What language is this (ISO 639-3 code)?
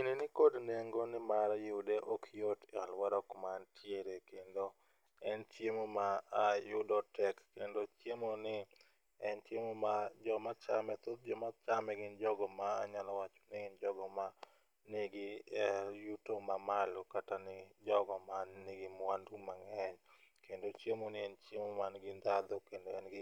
luo